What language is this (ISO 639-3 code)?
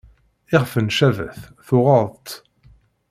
kab